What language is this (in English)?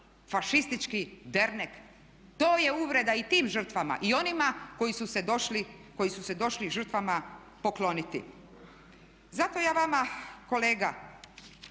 Croatian